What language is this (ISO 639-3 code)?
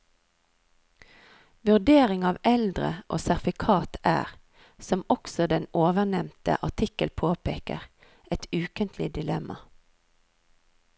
nor